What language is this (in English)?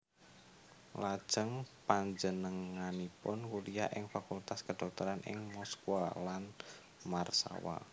Javanese